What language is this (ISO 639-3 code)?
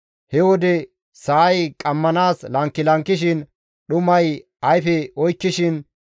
gmv